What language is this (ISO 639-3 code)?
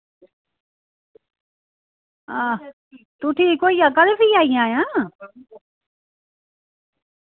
doi